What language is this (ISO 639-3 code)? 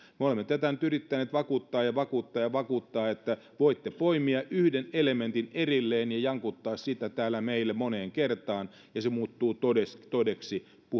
fin